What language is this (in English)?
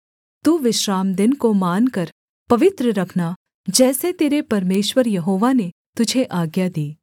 Hindi